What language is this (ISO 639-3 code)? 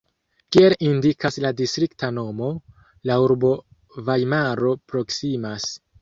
epo